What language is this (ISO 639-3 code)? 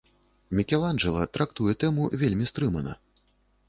bel